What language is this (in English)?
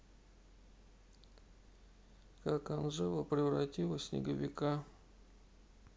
Russian